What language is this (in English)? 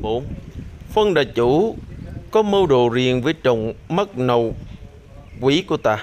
Vietnamese